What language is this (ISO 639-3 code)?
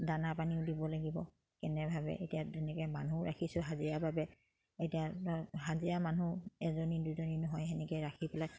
asm